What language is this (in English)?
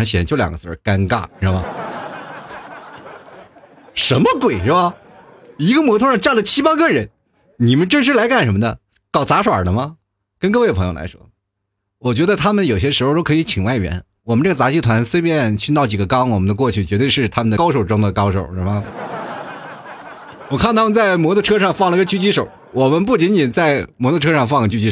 Chinese